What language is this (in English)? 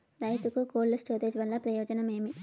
Telugu